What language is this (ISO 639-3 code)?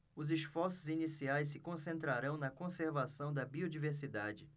por